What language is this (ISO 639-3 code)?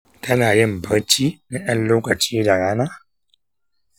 hau